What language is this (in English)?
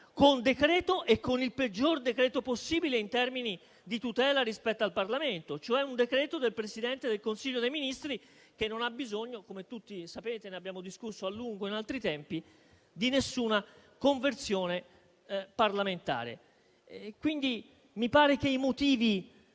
Italian